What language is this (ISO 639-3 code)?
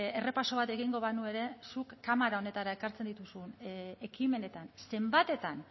eus